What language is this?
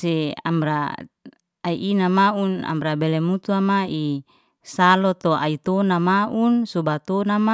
Liana-Seti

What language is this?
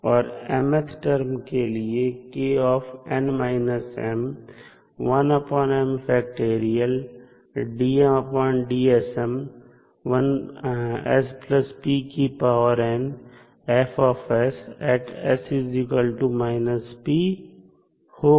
Hindi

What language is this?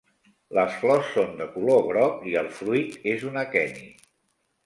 Catalan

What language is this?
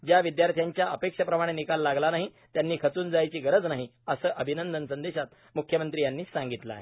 Marathi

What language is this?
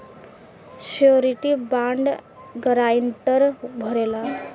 Bhojpuri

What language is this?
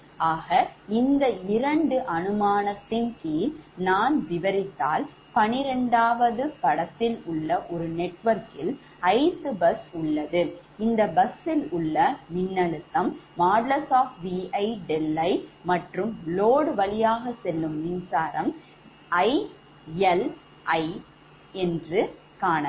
Tamil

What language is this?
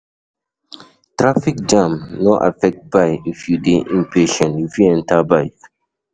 Nigerian Pidgin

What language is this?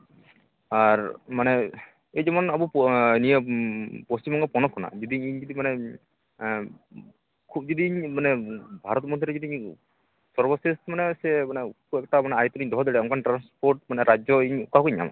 Santali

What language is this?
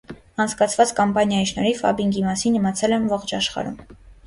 Armenian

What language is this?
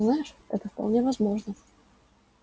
Russian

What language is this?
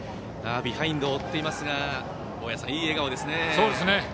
Japanese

